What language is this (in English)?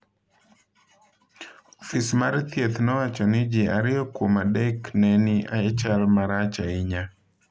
Luo (Kenya and Tanzania)